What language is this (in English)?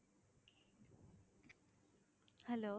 Tamil